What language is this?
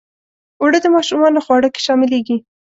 Pashto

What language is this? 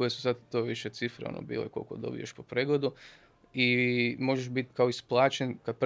Croatian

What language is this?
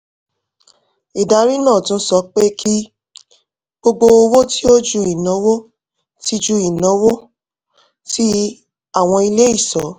Yoruba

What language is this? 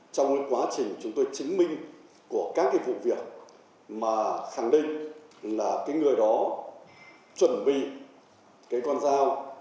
Vietnamese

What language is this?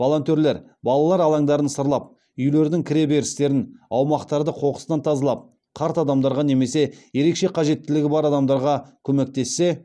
Kazakh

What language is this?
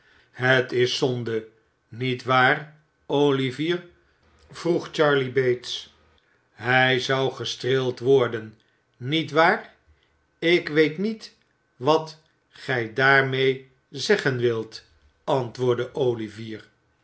Dutch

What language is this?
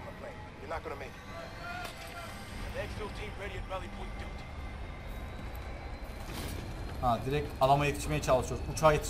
Turkish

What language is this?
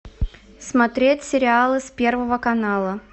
Russian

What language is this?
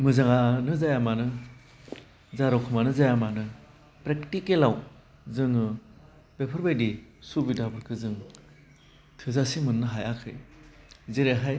Bodo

